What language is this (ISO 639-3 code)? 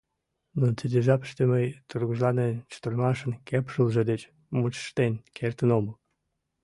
chm